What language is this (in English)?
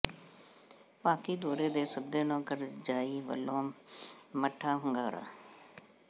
Punjabi